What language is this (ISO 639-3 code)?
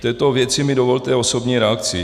ces